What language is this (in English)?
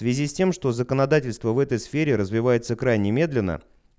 Russian